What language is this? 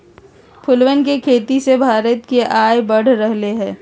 Magahi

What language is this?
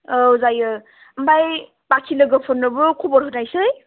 Bodo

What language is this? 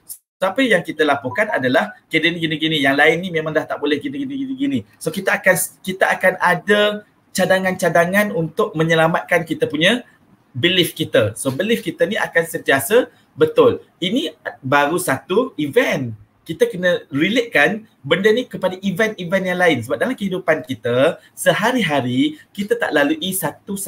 Malay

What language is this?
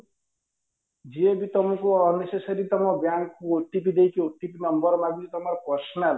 Odia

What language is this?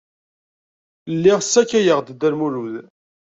Kabyle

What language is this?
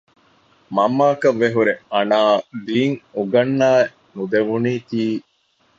Divehi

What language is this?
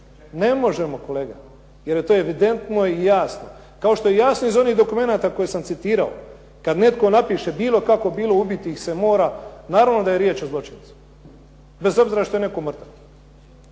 Croatian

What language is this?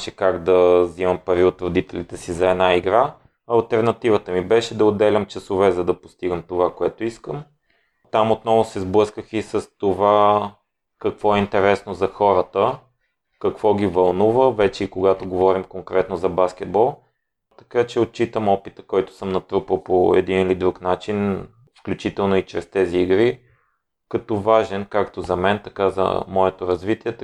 Bulgarian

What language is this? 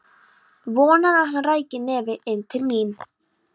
Icelandic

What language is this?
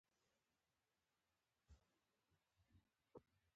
Pashto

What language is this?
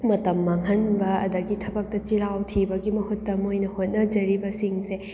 Manipuri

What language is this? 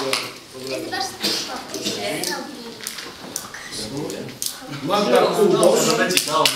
Polish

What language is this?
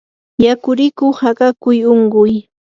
Yanahuanca Pasco Quechua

